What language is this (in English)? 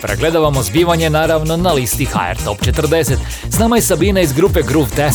Croatian